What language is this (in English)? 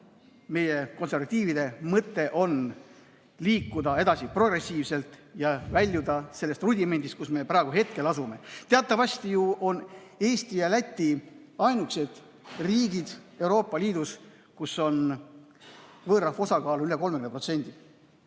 Estonian